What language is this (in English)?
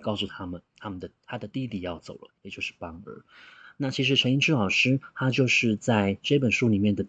Chinese